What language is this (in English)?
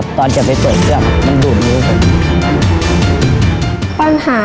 Thai